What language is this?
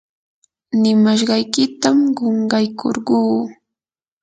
Yanahuanca Pasco Quechua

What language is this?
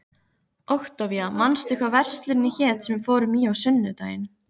Icelandic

